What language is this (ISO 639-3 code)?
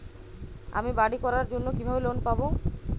ben